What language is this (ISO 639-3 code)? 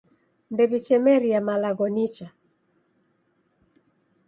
dav